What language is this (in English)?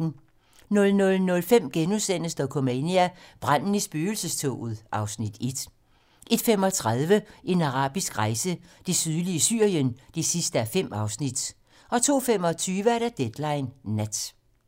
Danish